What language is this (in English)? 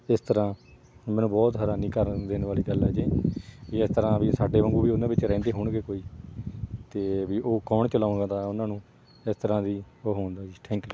Punjabi